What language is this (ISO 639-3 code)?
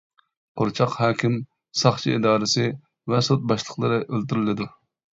uig